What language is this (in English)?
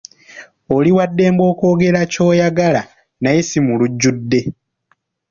Ganda